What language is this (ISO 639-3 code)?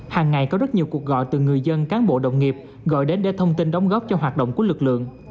vie